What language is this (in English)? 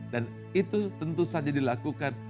Indonesian